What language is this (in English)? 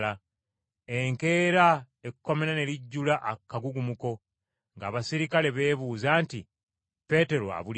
Ganda